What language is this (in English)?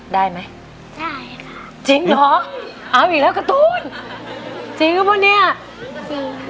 Thai